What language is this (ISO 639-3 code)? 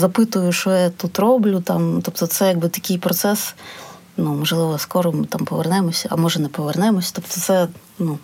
ukr